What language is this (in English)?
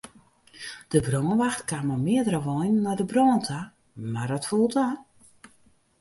Western Frisian